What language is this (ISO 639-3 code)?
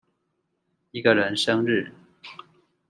zho